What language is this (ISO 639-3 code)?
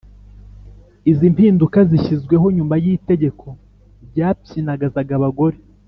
kin